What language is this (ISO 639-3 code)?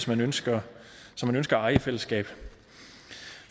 dan